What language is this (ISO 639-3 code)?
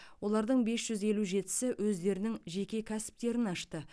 kaz